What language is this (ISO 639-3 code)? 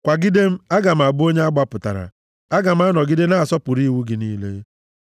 ibo